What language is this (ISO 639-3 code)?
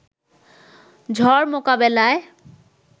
ben